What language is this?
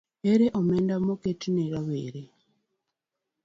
Luo (Kenya and Tanzania)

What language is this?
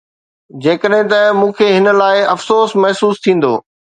Sindhi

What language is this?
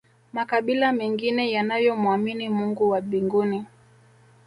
Swahili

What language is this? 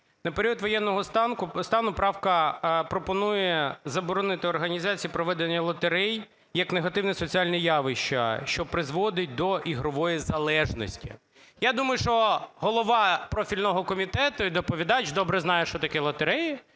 Ukrainian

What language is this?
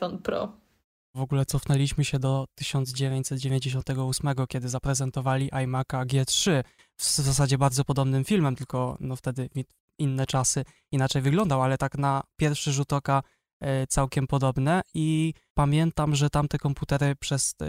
Polish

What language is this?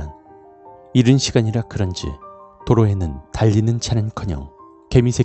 Korean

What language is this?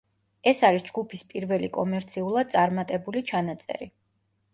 Georgian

